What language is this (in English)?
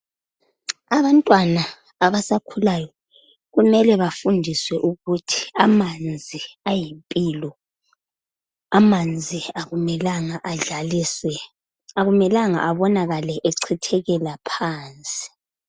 North Ndebele